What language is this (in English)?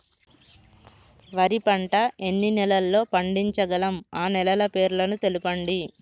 Telugu